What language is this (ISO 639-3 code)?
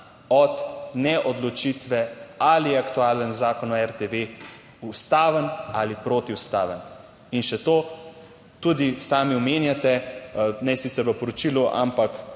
slv